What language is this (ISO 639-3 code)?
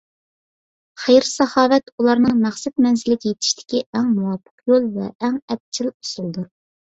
uig